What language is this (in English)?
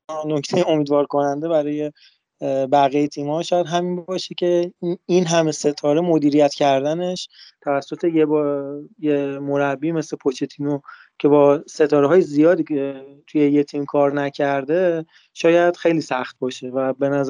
Persian